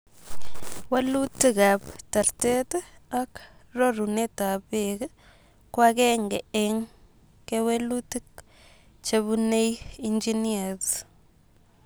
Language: Kalenjin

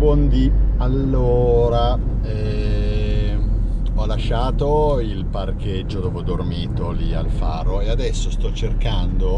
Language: Italian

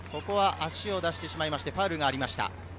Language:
Japanese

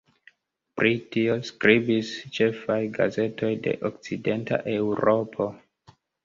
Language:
Esperanto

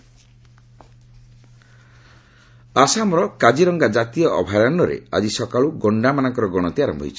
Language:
Odia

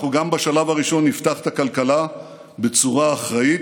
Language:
Hebrew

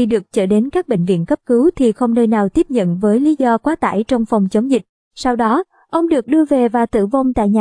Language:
Vietnamese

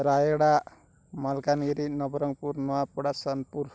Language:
Odia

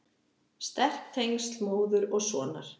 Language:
Icelandic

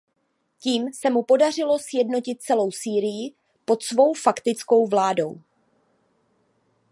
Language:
Czech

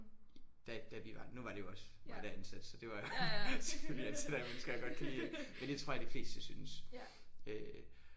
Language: Danish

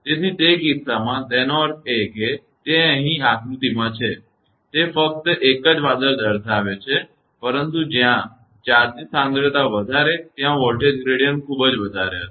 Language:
Gujarati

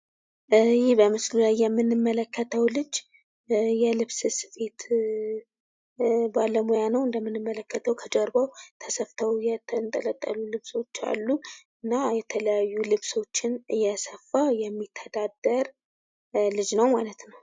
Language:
Amharic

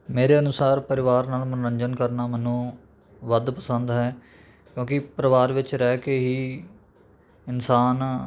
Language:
Punjabi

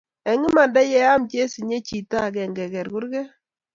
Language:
Kalenjin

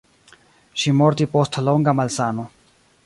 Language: Esperanto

